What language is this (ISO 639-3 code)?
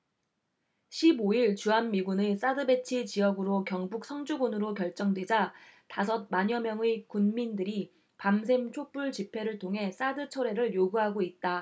kor